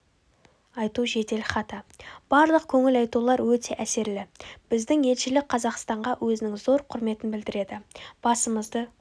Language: Kazakh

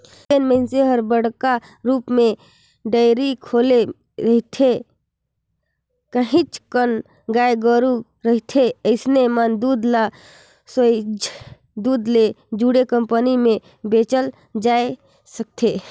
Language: Chhattisgarhi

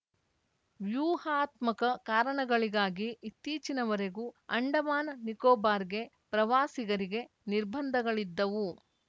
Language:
Kannada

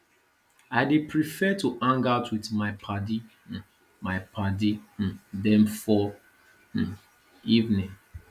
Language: Nigerian Pidgin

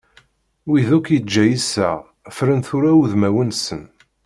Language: Kabyle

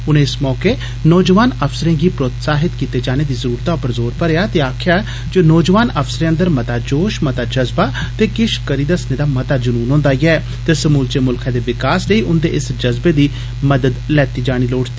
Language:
Dogri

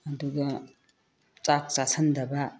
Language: Manipuri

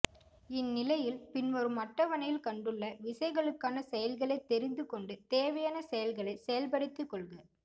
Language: Tamil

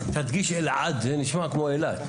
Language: Hebrew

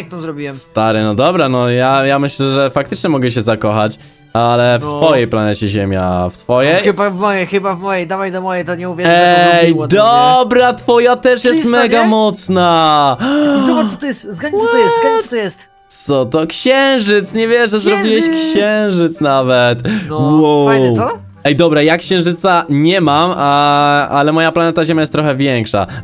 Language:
Polish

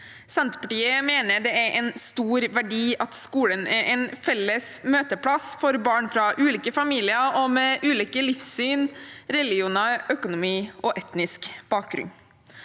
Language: Norwegian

